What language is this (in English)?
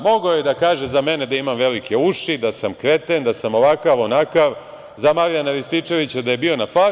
Serbian